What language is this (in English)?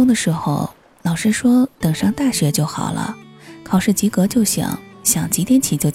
Chinese